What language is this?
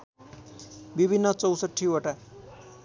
Nepali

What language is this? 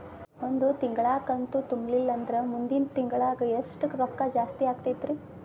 Kannada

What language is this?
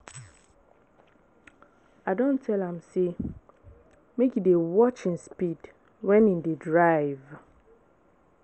Nigerian Pidgin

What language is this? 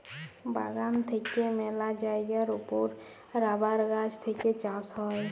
Bangla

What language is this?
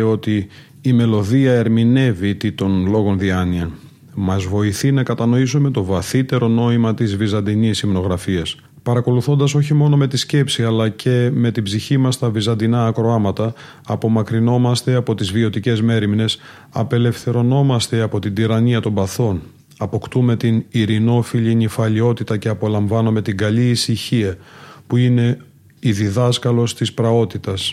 Greek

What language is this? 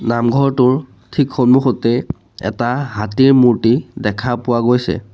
Assamese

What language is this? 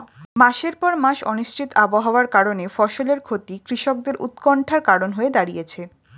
Bangla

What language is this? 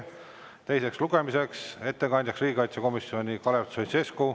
Estonian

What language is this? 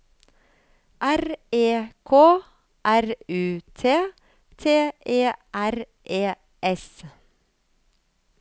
Norwegian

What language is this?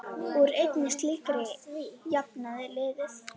Icelandic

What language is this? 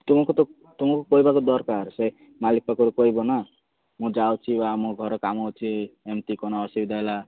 Odia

